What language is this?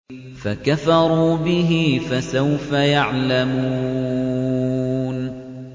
Arabic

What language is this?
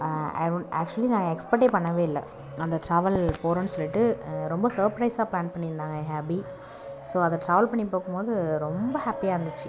Tamil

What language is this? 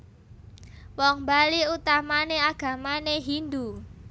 Javanese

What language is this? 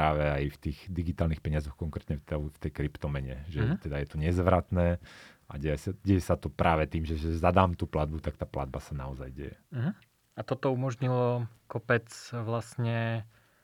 Slovak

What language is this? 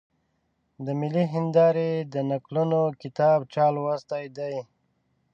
Pashto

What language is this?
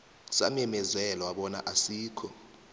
South Ndebele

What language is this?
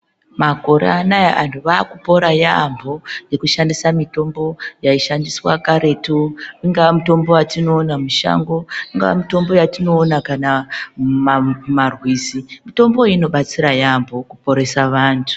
Ndau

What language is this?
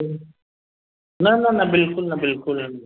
Sindhi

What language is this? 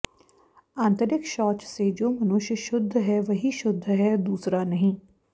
Sanskrit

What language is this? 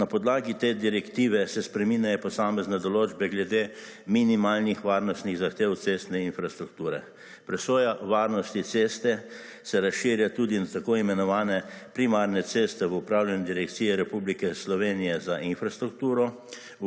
Slovenian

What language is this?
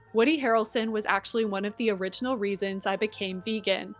English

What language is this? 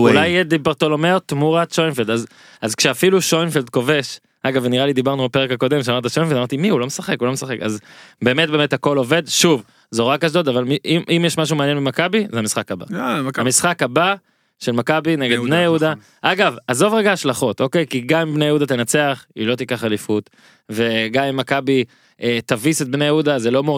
Hebrew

